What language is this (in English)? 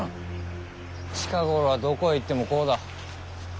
Japanese